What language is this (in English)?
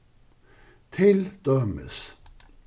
Faroese